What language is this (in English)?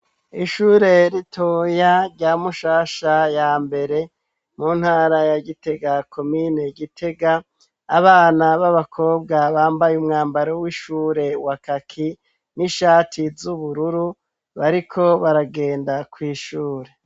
Rundi